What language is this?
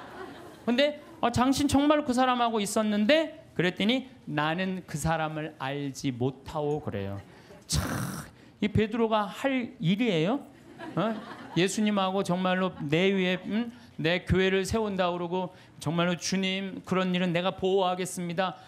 Korean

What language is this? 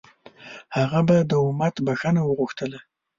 Pashto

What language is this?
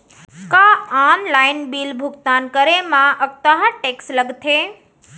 Chhattisgarhi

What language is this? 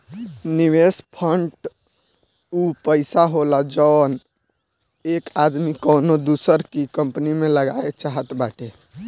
Bhojpuri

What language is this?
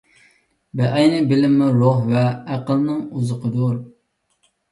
Uyghur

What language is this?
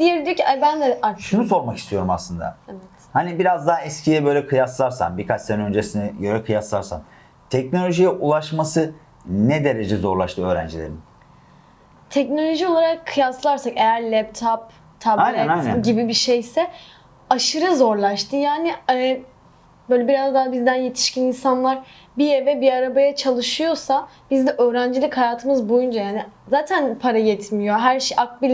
Turkish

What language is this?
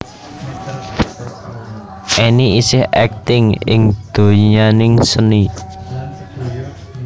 Javanese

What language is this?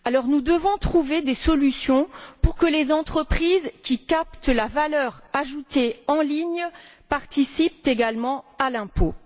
French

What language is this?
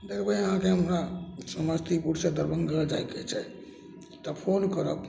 Maithili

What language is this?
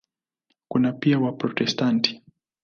Swahili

